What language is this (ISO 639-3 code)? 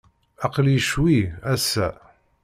kab